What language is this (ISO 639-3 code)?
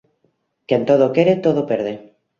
glg